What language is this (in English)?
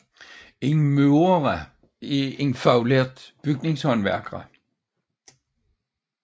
Danish